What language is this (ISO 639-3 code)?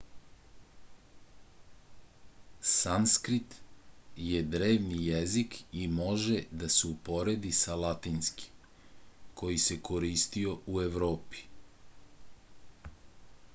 srp